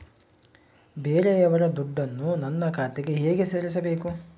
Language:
Kannada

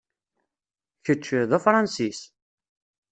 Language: Kabyle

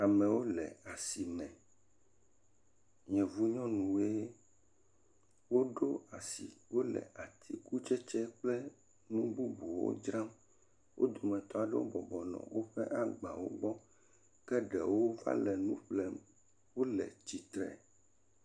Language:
Ewe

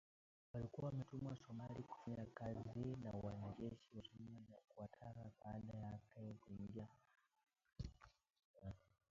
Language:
Swahili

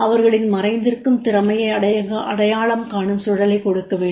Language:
Tamil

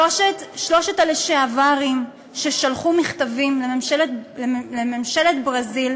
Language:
Hebrew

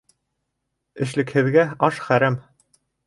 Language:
Bashkir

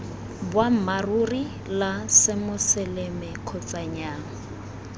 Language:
Tswana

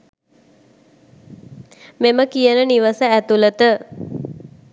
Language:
Sinhala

